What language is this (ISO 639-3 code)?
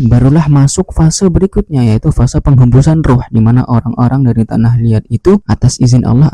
ind